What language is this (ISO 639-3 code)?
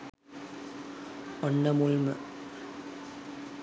sin